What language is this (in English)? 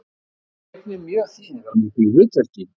Icelandic